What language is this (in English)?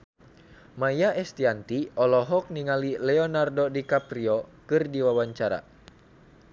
Sundanese